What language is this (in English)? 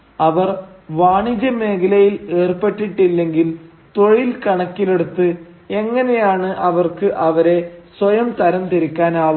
Malayalam